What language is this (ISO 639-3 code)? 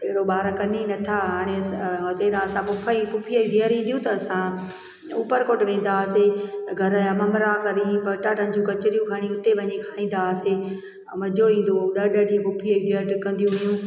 snd